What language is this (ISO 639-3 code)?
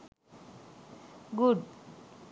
sin